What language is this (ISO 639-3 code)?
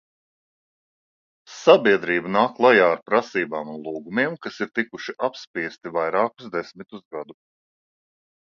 lav